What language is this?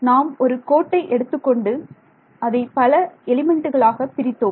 Tamil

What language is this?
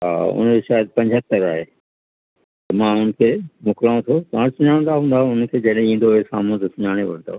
Sindhi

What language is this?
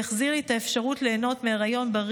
Hebrew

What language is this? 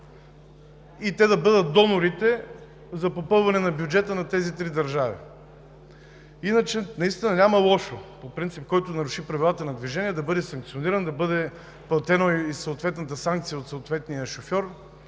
Bulgarian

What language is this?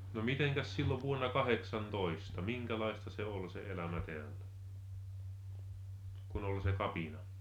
Finnish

